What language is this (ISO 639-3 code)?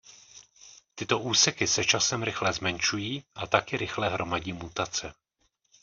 ces